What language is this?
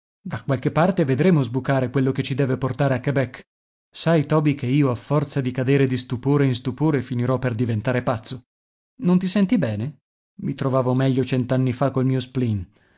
Italian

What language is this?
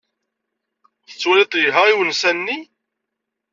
Kabyle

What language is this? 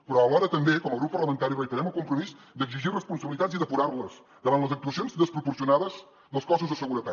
Catalan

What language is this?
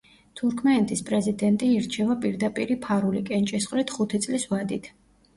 Georgian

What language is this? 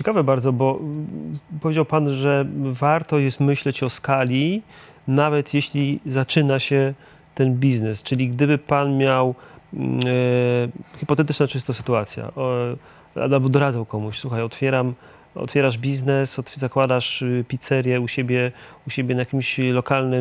Polish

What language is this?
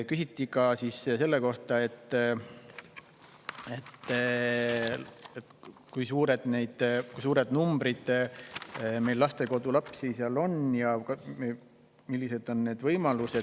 Estonian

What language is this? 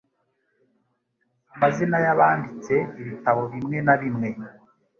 Kinyarwanda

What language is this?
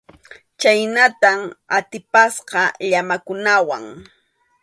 Arequipa-La Unión Quechua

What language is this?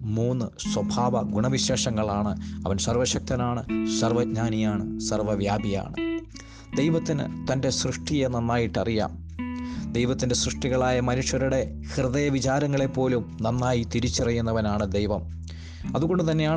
Malayalam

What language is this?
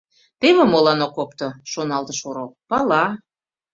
Mari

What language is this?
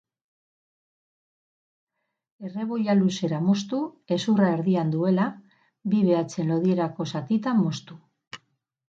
Basque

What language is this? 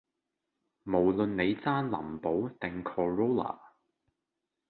Cantonese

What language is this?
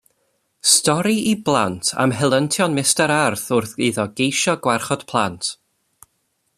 Welsh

